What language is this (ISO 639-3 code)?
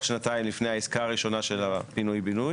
heb